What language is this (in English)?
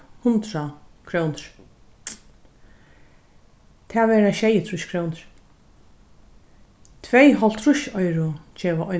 Faroese